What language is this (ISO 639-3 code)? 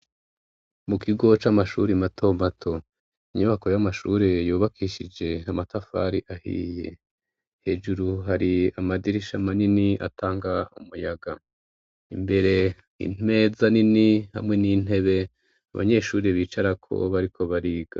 run